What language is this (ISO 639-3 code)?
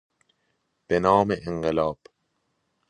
fas